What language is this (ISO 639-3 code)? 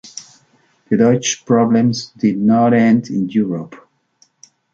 eng